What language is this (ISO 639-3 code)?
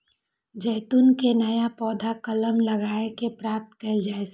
mai